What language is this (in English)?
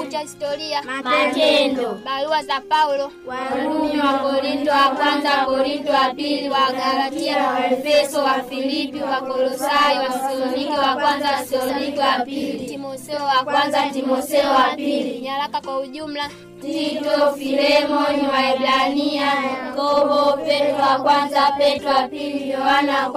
Swahili